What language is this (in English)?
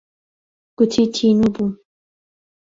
Central Kurdish